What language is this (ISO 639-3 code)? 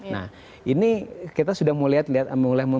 ind